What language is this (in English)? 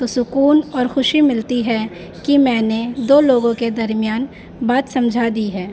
Urdu